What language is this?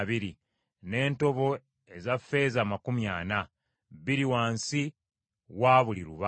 Ganda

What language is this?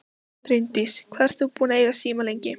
Icelandic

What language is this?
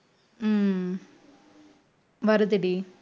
Tamil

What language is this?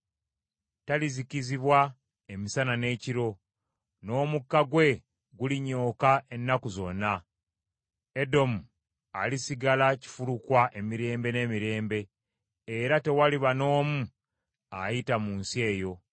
Ganda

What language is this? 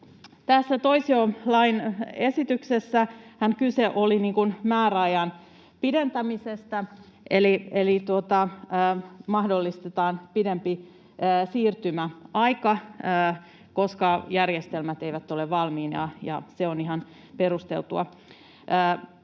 Finnish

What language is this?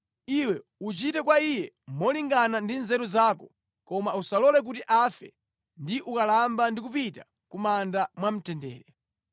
Nyanja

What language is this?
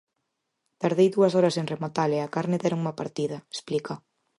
Galician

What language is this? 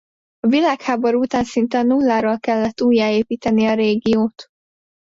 Hungarian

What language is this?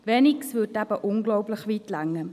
Swiss German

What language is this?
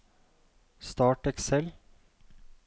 Norwegian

